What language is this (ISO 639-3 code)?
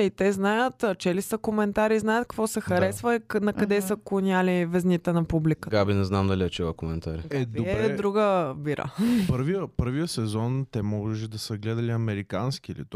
bul